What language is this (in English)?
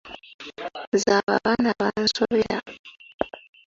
Ganda